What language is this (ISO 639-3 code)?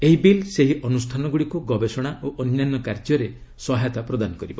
ori